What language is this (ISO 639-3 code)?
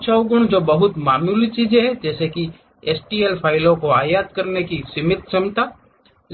hin